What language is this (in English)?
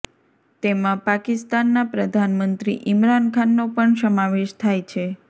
Gujarati